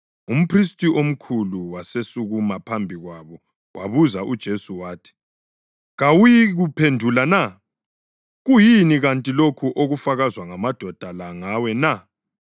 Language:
North Ndebele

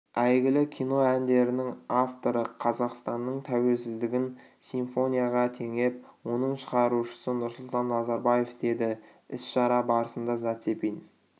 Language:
Kazakh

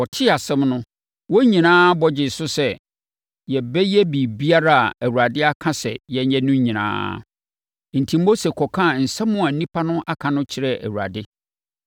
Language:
Akan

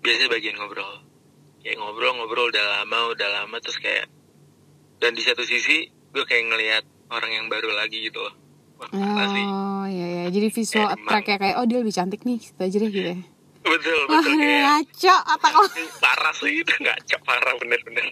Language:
Indonesian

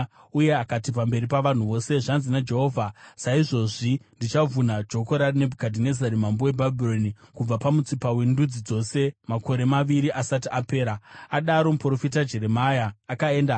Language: Shona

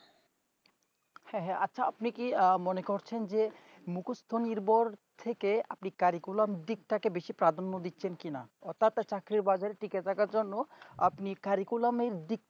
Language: Bangla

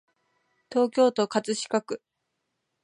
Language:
Japanese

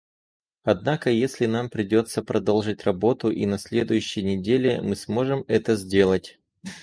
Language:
Russian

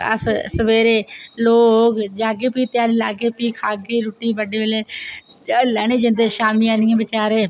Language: Dogri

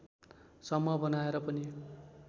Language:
Nepali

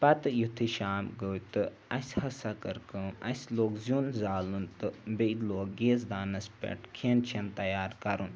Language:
Kashmiri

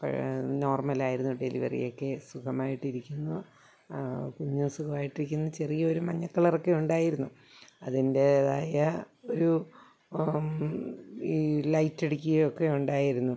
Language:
Malayalam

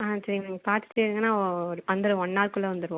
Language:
Tamil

